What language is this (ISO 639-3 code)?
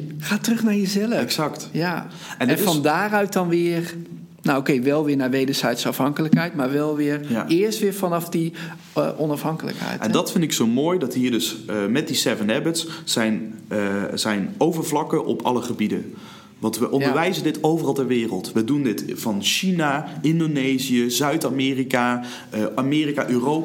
nld